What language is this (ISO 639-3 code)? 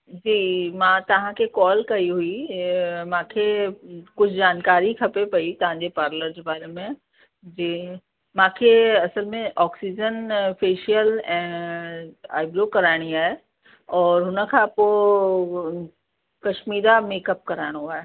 snd